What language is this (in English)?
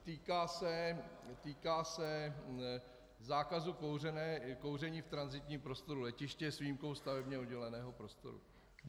Czech